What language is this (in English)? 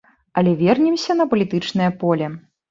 Belarusian